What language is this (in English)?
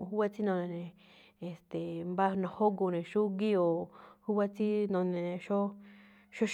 Malinaltepec Me'phaa